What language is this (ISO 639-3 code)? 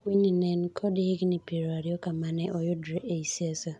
luo